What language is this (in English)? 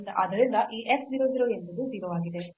Kannada